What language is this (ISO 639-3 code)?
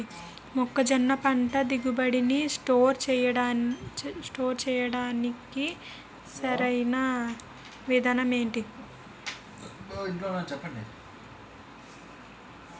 tel